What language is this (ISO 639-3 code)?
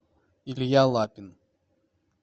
rus